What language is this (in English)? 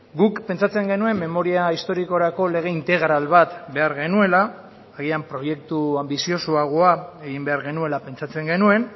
Basque